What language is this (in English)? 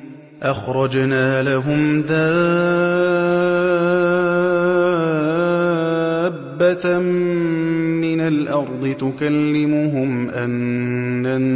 Arabic